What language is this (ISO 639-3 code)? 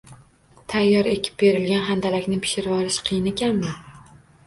uzb